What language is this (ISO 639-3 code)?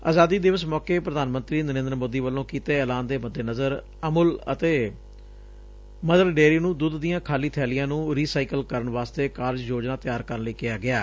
pan